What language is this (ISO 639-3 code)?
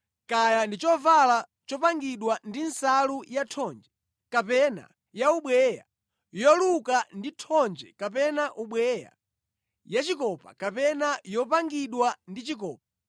nya